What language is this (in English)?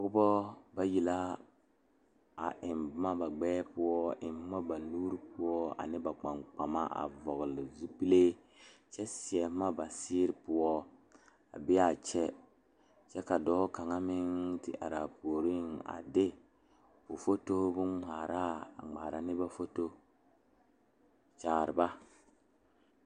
Southern Dagaare